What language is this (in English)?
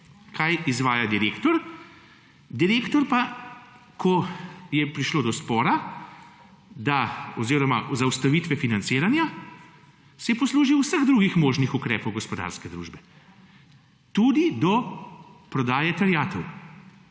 Slovenian